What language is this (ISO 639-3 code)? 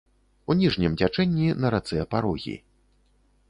bel